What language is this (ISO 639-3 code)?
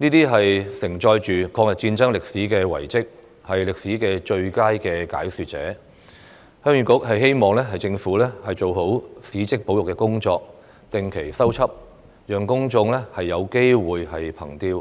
yue